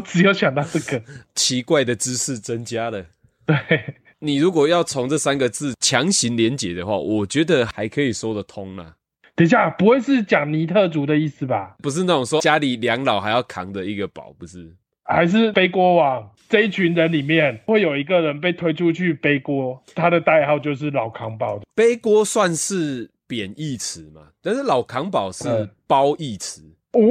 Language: Chinese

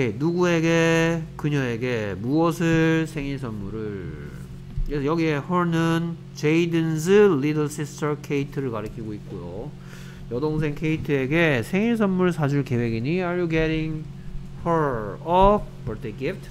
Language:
Korean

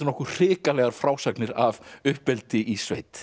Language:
Icelandic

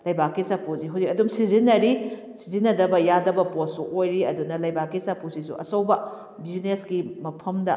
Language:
Manipuri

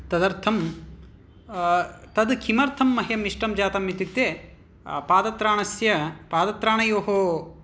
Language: Sanskrit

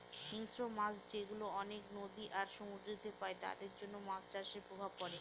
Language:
Bangla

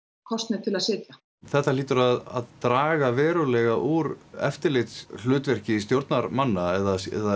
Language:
Icelandic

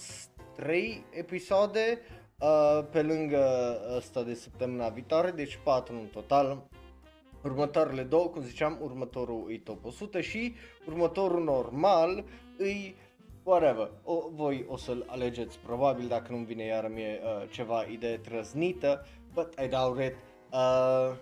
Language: Romanian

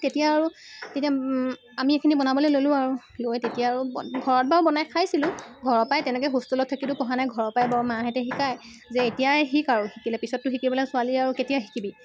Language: Assamese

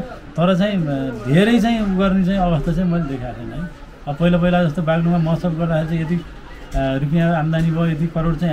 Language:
Arabic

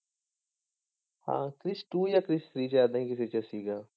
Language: Punjabi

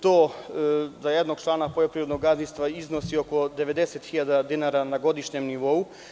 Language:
Serbian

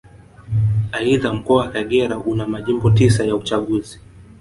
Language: Swahili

